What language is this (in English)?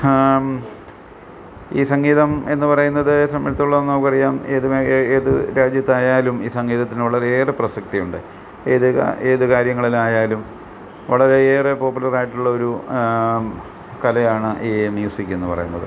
Malayalam